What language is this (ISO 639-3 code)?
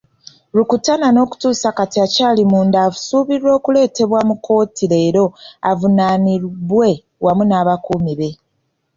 lug